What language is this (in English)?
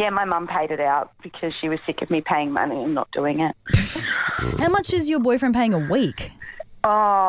English